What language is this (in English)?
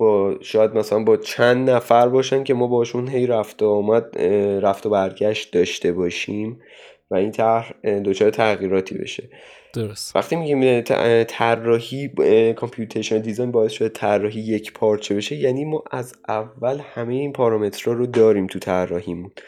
Persian